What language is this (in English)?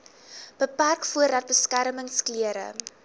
Afrikaans